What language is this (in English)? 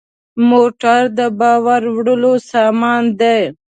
Pashto